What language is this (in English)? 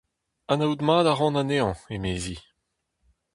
Breton